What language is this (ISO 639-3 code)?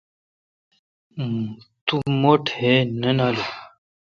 xka